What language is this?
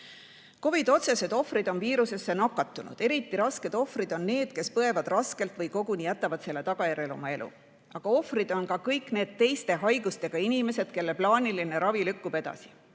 Estonian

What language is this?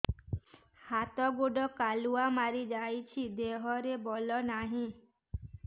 Odia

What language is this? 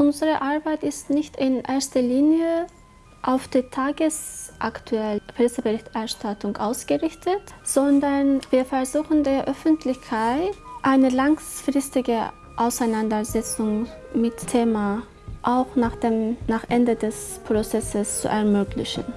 German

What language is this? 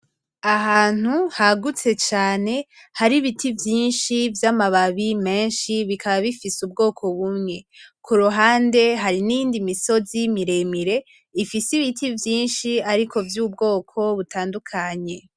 Rundi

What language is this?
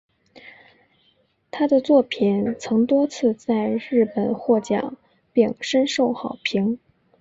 Chinese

